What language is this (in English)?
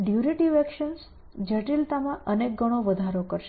Gujarati